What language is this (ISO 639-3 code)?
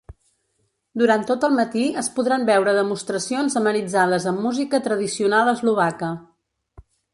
cat